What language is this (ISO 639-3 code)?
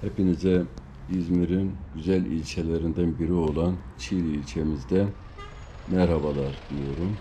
tur